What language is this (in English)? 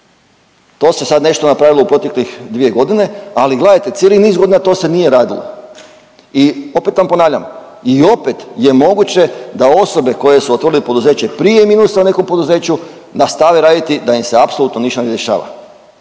Croatian